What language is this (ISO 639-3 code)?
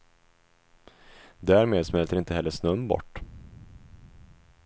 swe